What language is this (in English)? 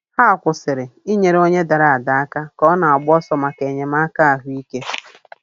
Igbo